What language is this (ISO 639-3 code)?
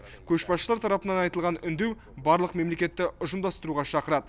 kaz